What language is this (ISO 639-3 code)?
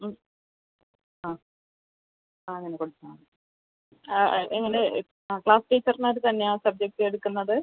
mal